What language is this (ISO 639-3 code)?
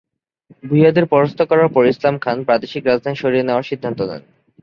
ben